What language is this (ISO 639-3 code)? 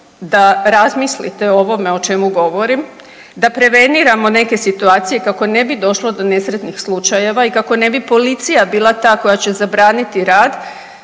hrv